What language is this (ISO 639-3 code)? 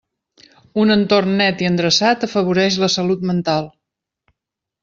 cat